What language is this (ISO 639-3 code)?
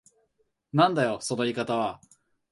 jpn